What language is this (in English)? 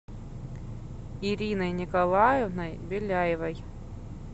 Russian